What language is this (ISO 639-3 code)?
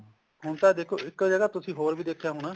pan